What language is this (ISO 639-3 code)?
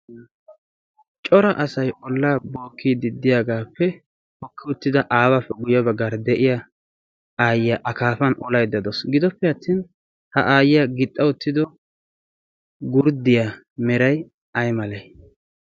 wal